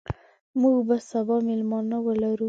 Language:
Pashto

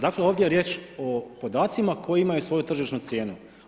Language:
Croatian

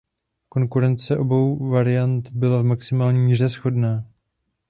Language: Czech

